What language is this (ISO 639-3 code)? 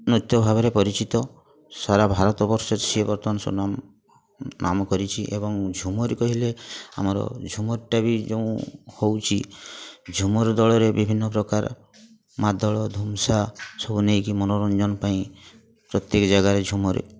ori